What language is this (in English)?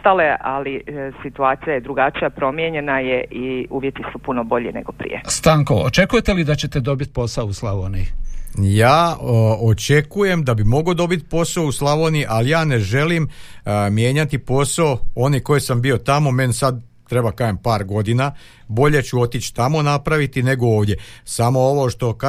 Croatian